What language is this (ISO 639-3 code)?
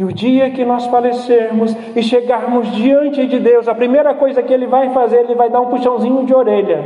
por